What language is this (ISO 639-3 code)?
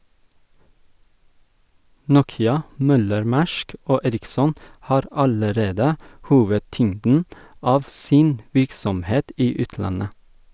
nor